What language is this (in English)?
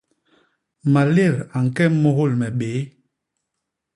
Basaa